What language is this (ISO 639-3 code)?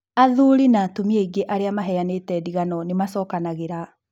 kik